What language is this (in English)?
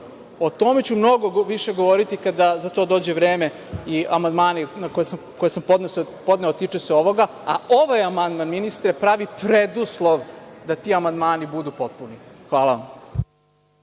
Serbian